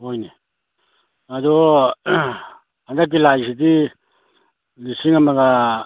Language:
Manipuri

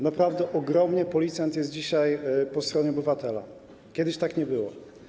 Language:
Polish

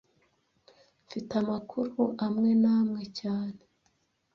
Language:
Kinyarwanda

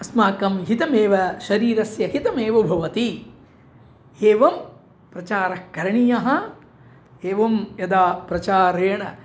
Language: Sanskrit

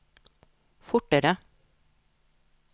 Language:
Norwegian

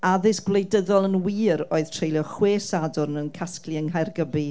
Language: Welsh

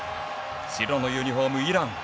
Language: Japanese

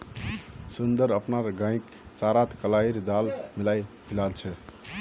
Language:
Magahi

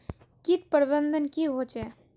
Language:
Magahi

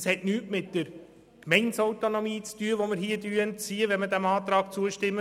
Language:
Swiss German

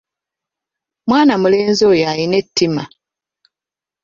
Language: Ganda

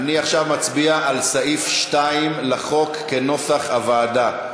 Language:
Hebrew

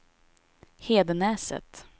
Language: Swedish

